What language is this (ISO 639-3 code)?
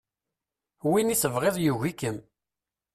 kab